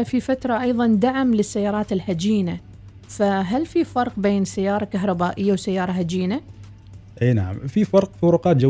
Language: Arabic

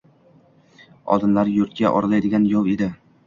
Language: Uzbek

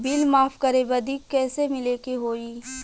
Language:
Bhojpuri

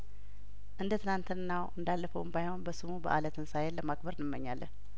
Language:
Amharic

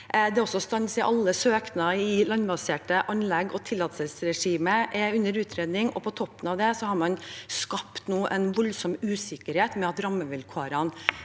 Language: Norwegian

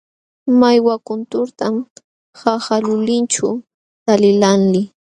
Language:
Jauja Wanca Quechua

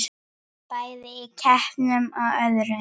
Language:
Icelandic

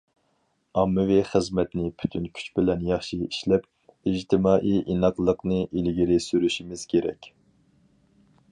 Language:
Uyghur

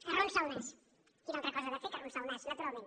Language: Catalan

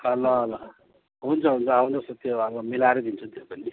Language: Nepali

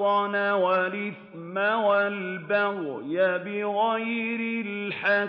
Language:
Arabic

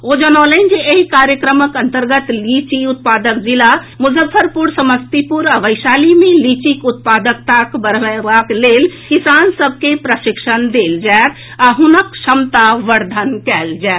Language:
Maithili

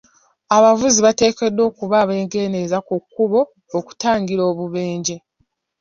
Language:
Ganda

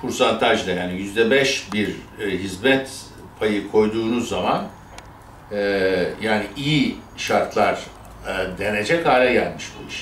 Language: Turkish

